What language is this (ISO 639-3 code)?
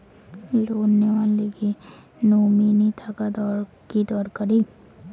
ben